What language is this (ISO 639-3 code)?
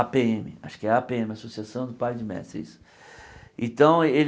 por